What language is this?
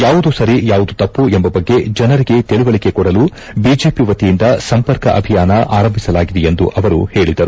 Kannada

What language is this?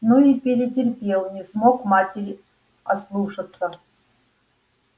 Russian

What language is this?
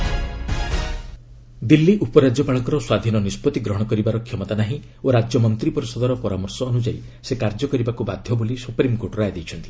Odia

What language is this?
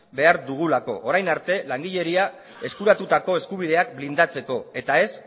Basque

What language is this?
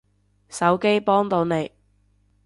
Cantonese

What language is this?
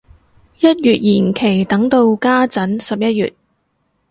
Cantonese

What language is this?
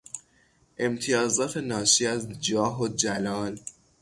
Persian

